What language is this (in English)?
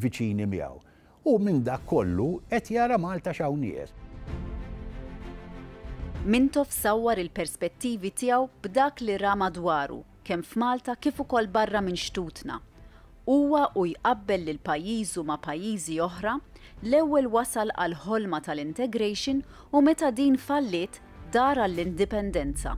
Arabic